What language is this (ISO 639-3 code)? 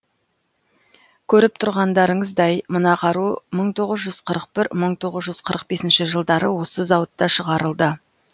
kaz